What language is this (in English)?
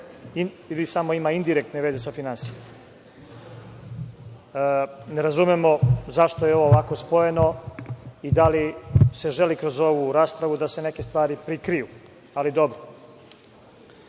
Serbian